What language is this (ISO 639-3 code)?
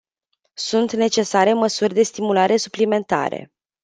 ron